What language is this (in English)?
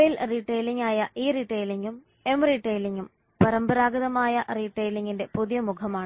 Malayalam